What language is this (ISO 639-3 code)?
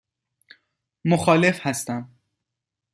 fas